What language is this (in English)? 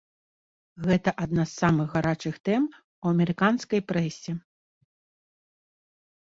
Belarusian